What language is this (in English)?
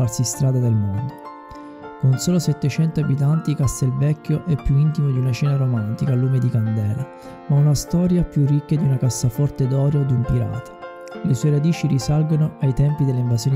Italian